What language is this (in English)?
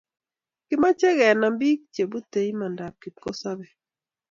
Kalenjin